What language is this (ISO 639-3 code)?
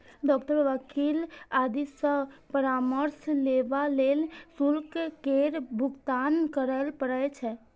mai